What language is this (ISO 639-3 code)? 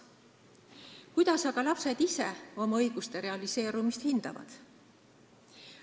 est